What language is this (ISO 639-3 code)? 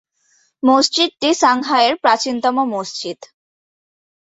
ben